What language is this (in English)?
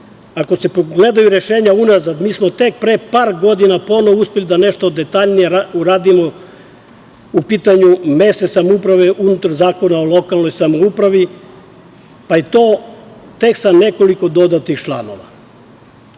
Serbian